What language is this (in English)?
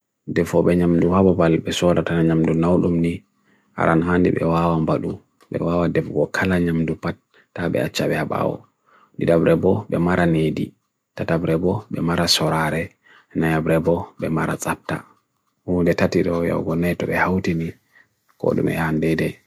Bagirmi Fulfulde